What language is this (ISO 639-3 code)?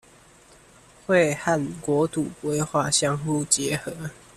zho